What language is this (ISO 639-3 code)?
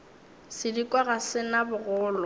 nso